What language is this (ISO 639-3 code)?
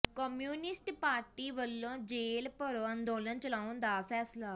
pan